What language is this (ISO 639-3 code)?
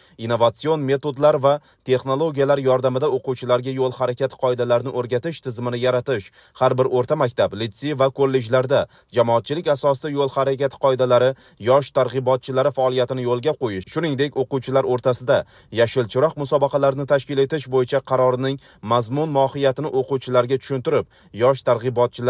tur